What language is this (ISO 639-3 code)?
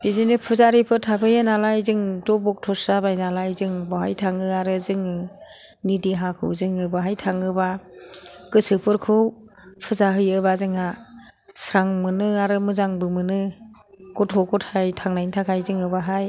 brx